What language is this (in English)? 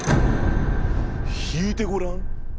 Japanese